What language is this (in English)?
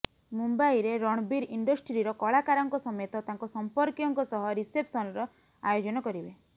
Odia